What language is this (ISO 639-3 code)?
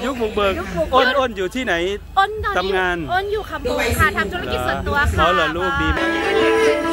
tha